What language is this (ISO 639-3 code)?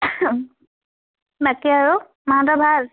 asm